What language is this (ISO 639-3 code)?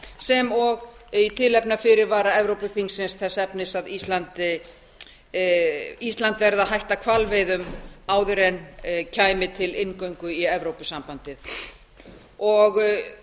isl